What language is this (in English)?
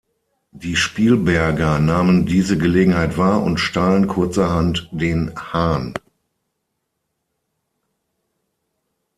German